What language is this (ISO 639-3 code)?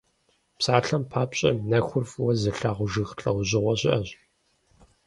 kbd